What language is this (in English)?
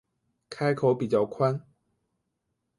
Chinese